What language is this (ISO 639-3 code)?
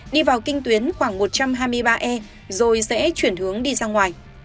vie